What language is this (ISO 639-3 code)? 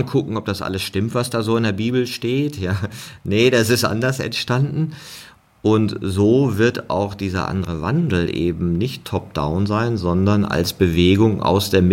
deu